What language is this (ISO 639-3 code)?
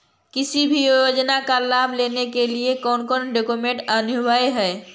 mag